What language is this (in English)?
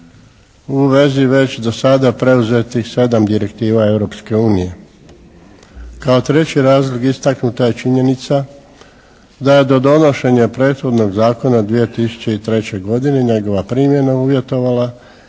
Croatian